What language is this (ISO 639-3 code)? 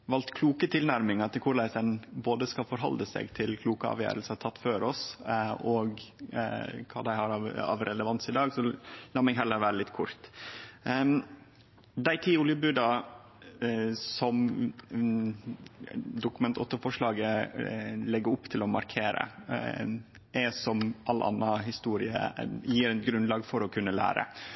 nno